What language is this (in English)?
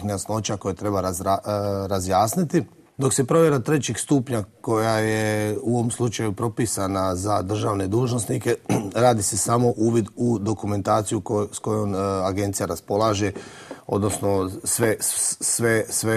Croatian